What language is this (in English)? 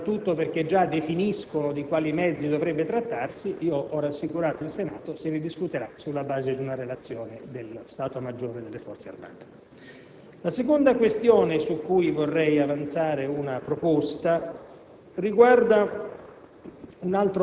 Italian